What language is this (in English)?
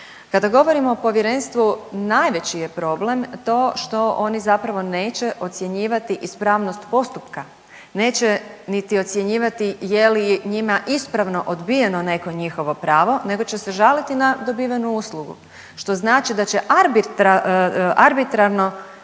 Croatian